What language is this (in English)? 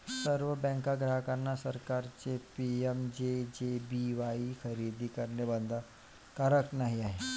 Marathi